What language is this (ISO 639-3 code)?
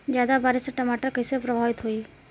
bho